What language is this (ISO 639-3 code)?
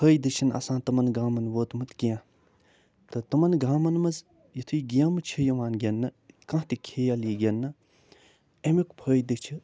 kas